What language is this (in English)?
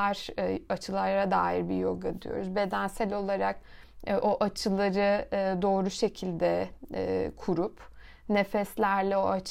Turkish